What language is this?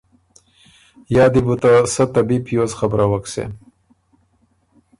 Ormuri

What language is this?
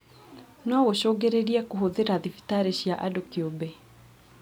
Kikuyu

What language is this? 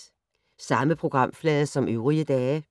Danish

